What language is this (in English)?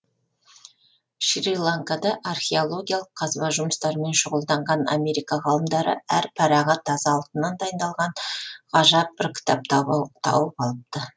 Kazakh